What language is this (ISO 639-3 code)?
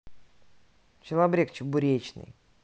rus